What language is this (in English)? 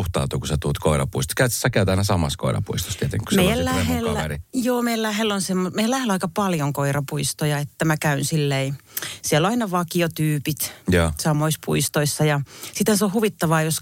Finnish